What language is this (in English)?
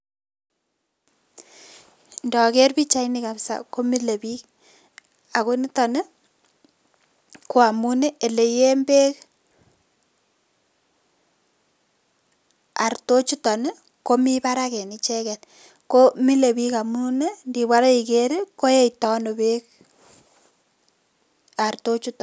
Kalenjin